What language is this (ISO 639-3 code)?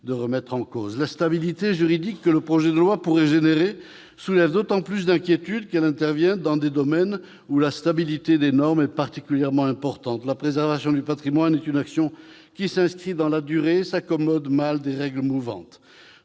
fra